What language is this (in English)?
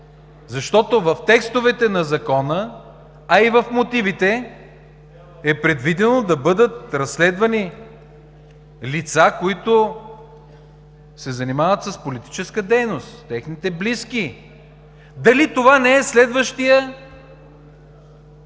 Bulgarian